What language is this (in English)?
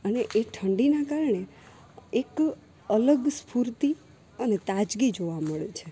Gujarati